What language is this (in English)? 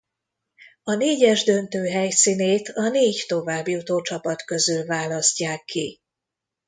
Hungarian